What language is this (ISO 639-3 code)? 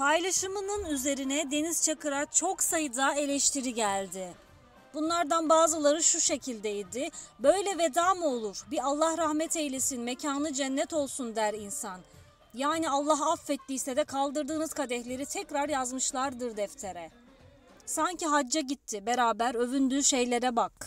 tur